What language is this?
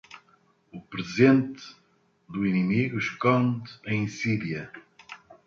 Portuguese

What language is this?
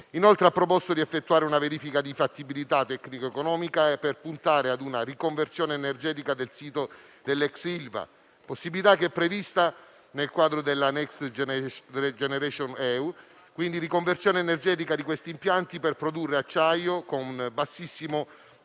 Italian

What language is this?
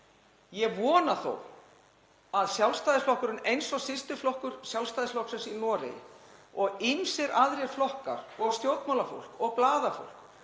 Icelandic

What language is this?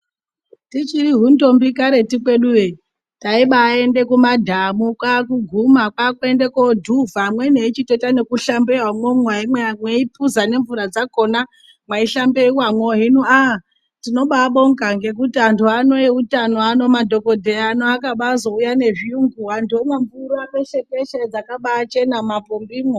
Ndau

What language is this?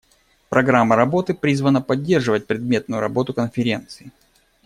Russian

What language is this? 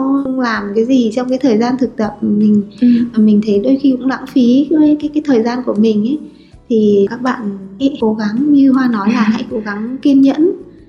Vietnamese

